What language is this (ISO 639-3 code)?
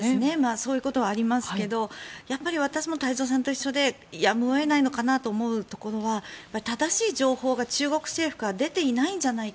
jpn